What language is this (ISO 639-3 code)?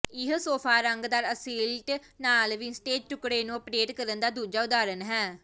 pan